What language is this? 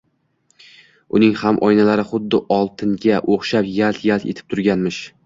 Uzbek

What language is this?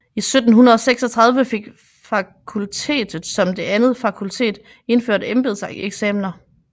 Danish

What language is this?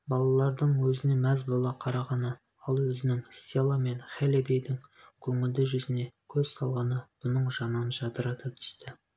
Kazakh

